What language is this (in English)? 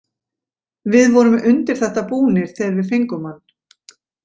Icelandic